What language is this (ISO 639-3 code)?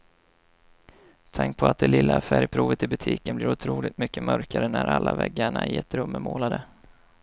swe